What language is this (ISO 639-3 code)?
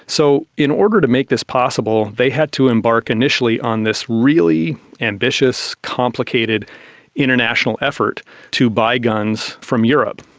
eng